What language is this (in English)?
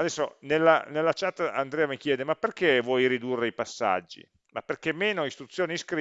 Italian